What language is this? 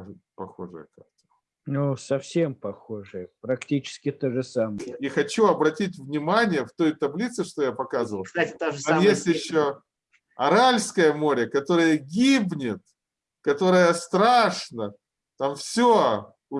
Russian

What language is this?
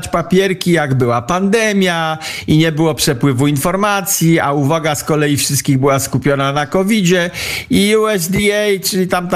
Polish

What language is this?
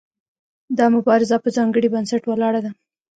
Pashto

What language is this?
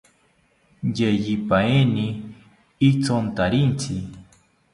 South Ucayali Ashéninka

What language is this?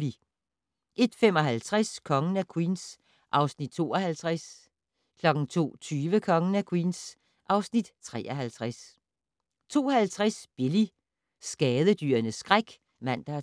Danish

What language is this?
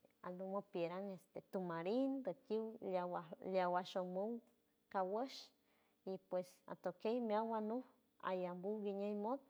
San Francisco Del Mar Huave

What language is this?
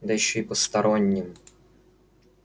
Russian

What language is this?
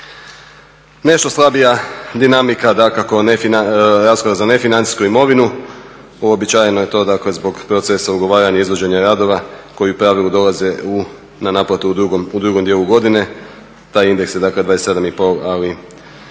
Croatian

